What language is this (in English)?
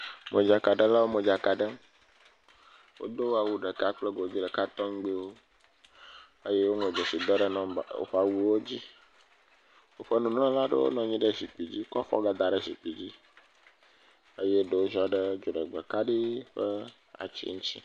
Ewe